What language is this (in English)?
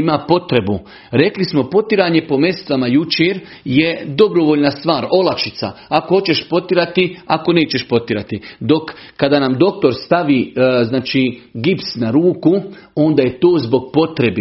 Croatian